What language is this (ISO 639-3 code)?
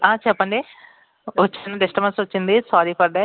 tel